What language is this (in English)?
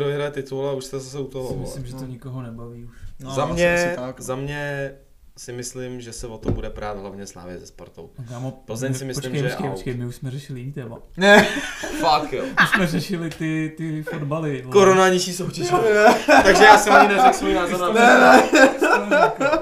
Czech